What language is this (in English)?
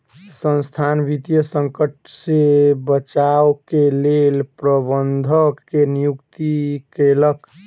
Maithili